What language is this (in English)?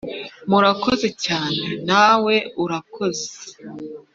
Kinyarwanda